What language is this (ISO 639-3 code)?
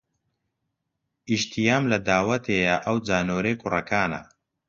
ckb